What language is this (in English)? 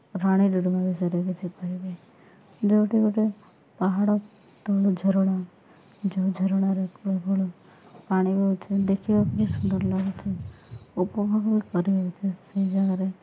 Odia